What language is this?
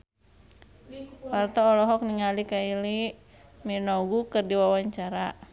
Sundanese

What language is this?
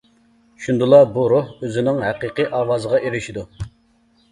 Uyghur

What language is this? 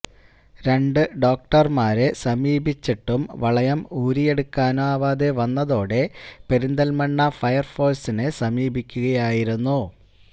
Malayalam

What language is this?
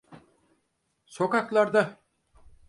Turkish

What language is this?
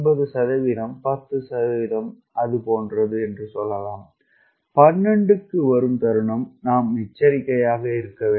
Tamil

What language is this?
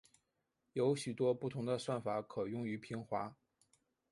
Chinese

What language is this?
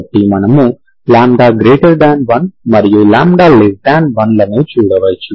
Telugu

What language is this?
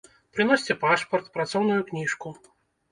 Belarusian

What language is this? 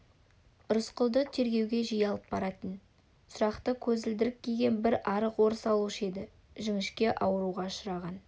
Kazakh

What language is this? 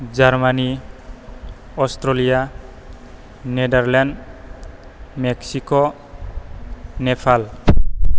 Bodo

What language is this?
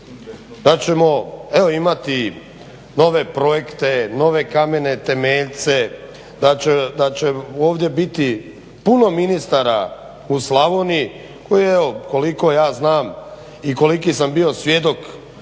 Croatian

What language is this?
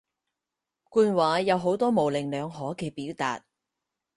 Cantonese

